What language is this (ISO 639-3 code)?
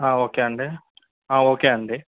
tel